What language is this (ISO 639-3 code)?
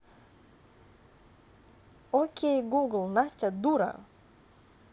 rus